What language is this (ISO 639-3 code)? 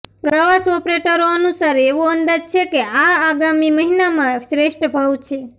guj